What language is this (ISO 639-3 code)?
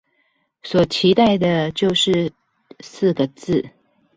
zho